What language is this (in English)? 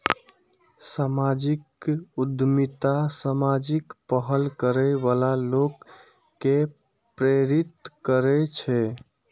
Maithili